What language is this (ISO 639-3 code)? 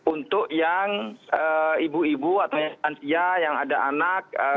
ind